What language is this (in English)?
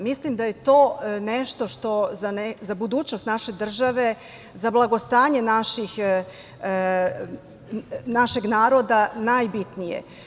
Serbian